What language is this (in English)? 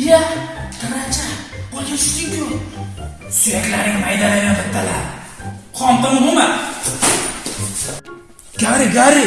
Turkish